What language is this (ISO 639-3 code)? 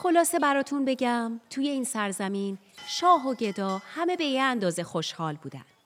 fas